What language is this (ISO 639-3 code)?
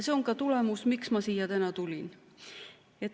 est